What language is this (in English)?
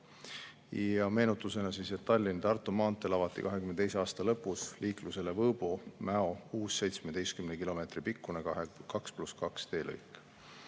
Estonian